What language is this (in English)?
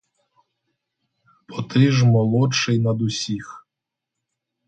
Ukrainian